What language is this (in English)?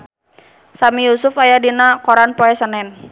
Sundanese